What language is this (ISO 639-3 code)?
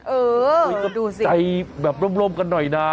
tha